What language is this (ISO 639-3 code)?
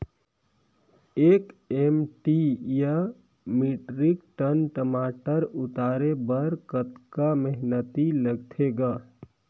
hne